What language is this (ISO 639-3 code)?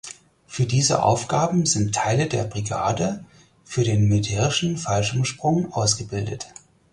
deu